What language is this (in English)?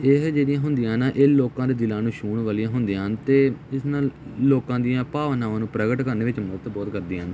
Punjabi